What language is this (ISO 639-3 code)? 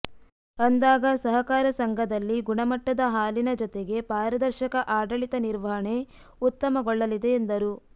kan